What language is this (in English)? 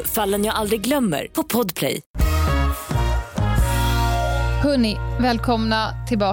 Swedish